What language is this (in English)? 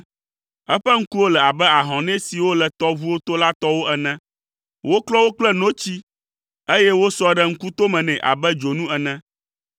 Ewe